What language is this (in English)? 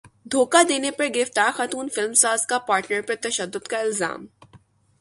Urdu